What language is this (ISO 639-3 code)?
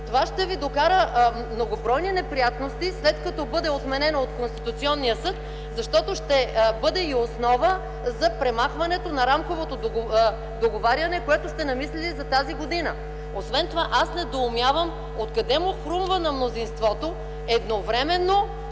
bul